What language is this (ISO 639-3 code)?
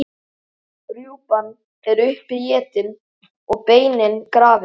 isl